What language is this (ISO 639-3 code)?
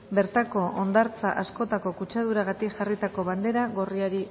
eus